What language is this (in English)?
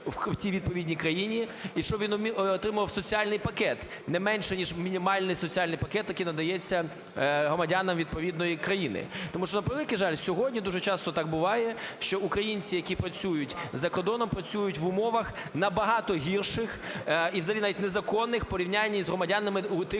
Ukrainian